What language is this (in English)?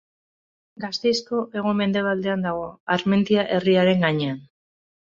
Basque